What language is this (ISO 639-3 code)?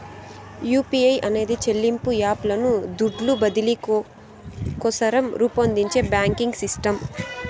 tel